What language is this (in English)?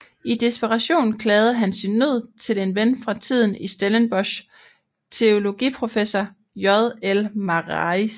Danish